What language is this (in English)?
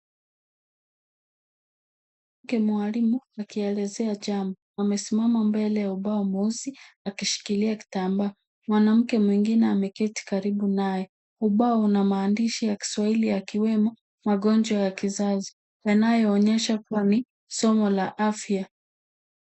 Swahili